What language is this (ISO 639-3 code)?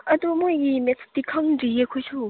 mni